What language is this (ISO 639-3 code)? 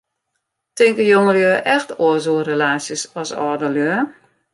fry